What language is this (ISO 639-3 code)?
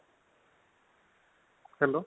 ori